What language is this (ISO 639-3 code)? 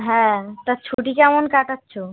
ben